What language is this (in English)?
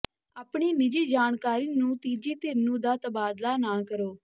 Punjabi